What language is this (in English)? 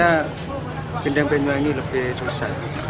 Indonesian